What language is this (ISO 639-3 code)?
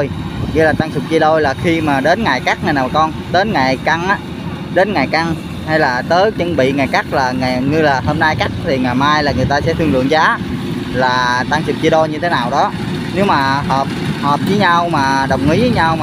vie